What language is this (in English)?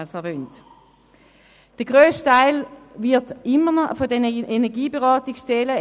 Swiss German